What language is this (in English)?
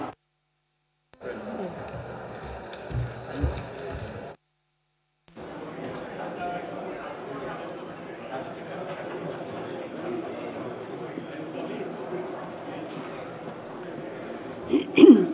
Finnish